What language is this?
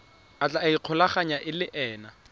Tswana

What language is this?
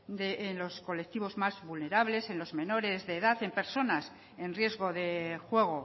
Spanish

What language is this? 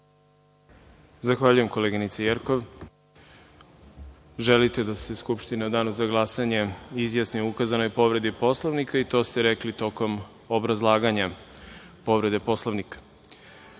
Serbian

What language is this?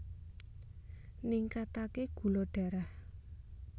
Javanese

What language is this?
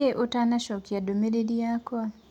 Kikuyu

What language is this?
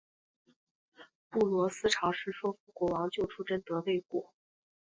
Chinese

